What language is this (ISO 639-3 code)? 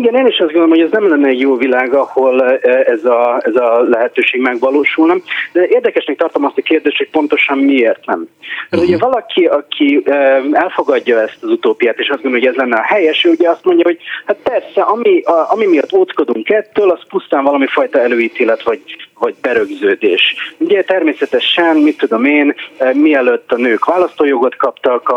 hun